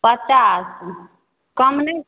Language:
Maithili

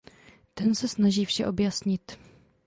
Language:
Czech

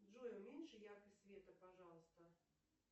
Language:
Russian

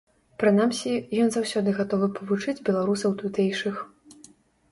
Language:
Belarusian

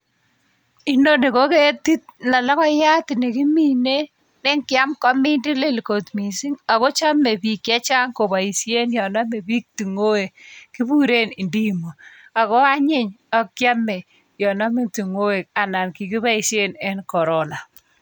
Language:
Kalenjin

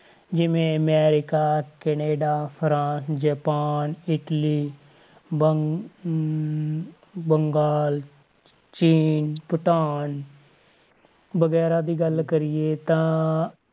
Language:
Punjabi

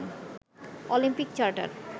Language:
Bangla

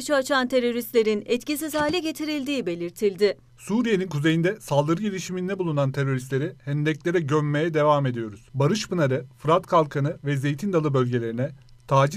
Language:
Turkish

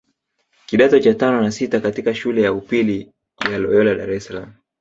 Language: Swahili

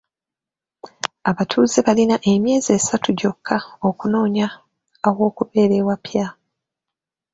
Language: Ganda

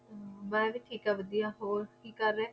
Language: Punjabi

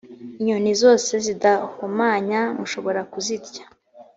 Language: Kinyarwanda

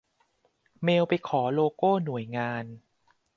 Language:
Thai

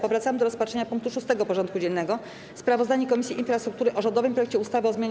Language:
Polish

